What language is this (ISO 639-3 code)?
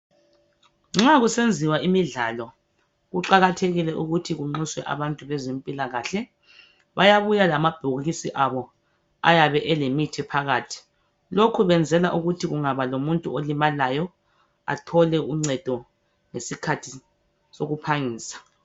nde